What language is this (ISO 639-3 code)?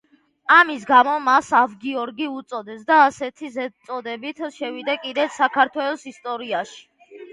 kat